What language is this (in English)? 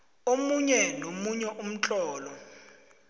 South Ndebele